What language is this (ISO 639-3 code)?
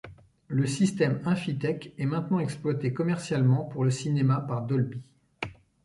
fra